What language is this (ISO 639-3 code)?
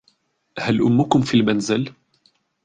ara